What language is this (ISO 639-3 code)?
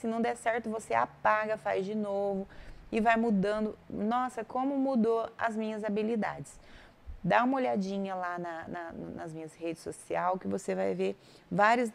por